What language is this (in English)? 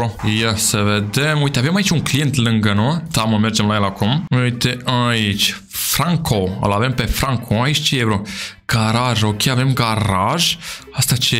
Romanian